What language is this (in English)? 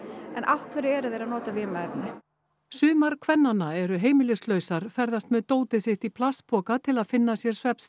Icelandic